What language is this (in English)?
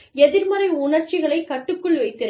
Tamil